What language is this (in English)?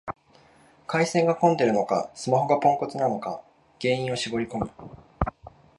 Japanese